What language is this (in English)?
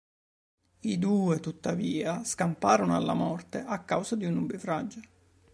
Italian